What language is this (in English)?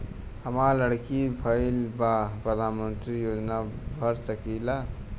Bhojpuri